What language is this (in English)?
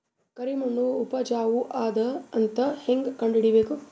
Kannada